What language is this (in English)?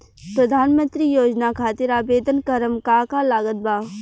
Bhojpuri